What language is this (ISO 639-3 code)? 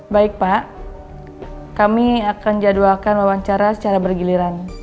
ind